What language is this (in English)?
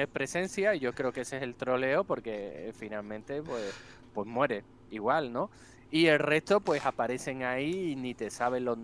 Spanish